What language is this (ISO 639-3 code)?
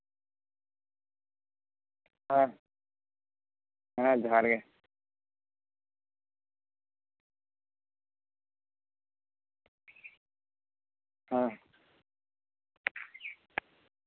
sat